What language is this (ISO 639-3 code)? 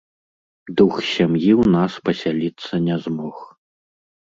bel